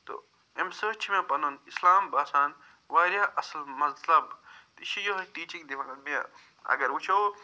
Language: Kashmiri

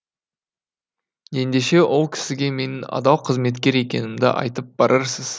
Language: Kazakh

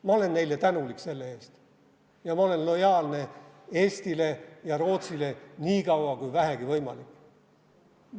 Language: Estonian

